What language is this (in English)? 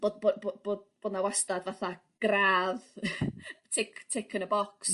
Welsh